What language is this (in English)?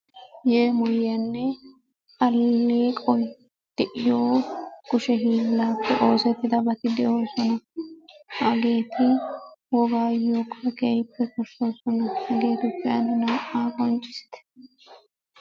Wolaytta